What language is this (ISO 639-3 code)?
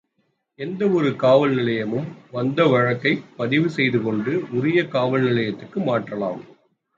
tam